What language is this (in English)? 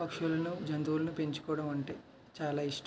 Telugu